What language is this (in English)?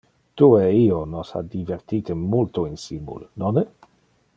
Interlingua